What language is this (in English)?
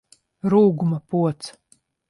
Latvian